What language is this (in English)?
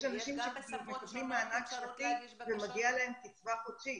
Hebrew